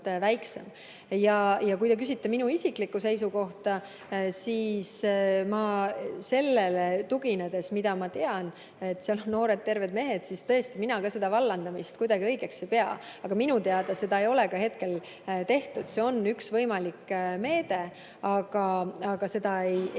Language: Estonian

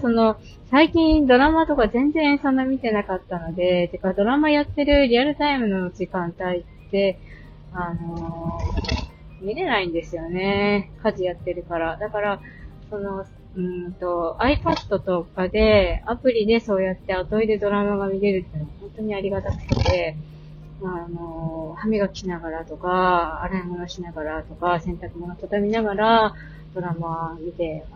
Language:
Japanese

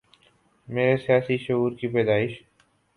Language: Urdu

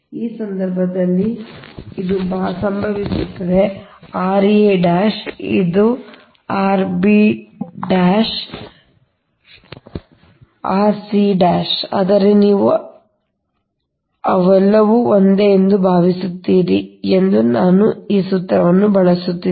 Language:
Kannada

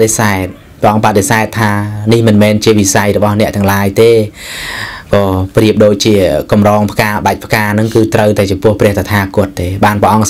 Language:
Thai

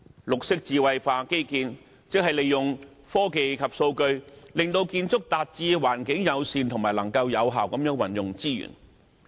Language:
Cantonese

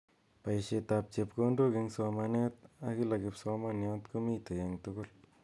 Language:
Kalenjin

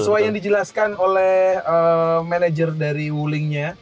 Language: Indonesian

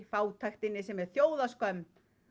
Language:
Icelandic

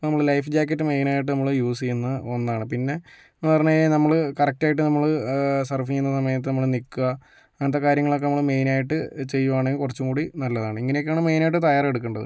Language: Malayalam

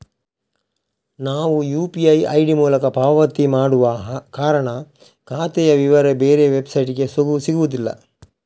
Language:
Kannada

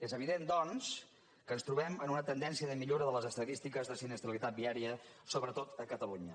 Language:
Catalan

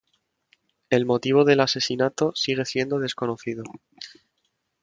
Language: Spanish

